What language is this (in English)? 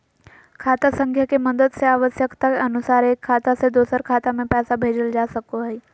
Magahi